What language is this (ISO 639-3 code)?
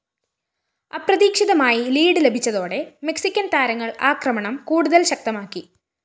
mal